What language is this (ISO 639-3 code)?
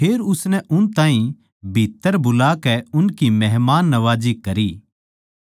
bgc